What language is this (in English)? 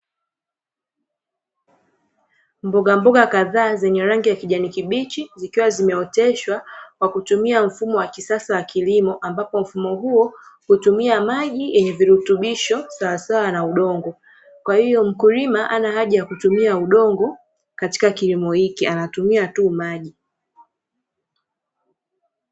Swahili